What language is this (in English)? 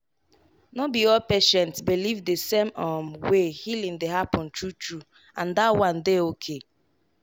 Nigerian Pidgin